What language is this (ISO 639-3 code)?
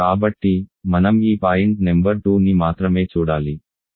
tel